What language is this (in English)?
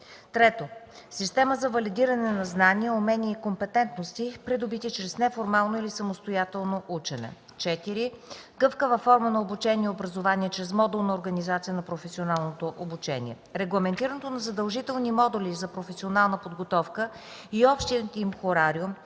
Bulgarian